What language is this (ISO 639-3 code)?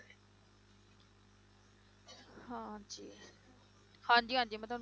pan